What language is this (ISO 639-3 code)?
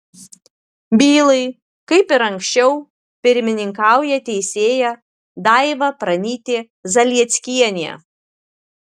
lit